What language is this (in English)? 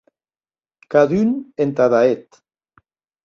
Occitan